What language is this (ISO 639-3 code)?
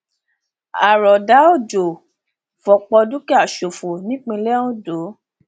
yor